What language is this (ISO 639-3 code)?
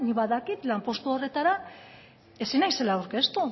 eus